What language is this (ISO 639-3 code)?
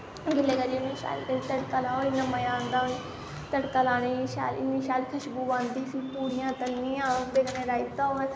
doi